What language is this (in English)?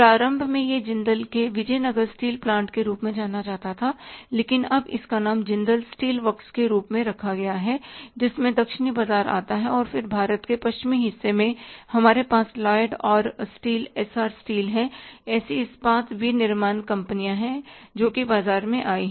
Hindi